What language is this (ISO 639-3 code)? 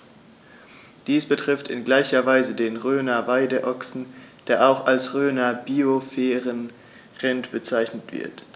deu